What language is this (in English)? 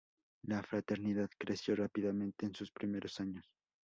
Spanish